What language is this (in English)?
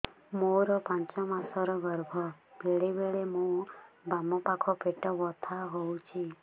Odia